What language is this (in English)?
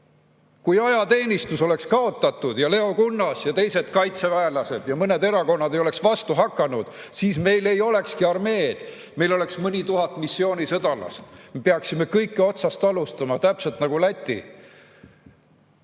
Estonian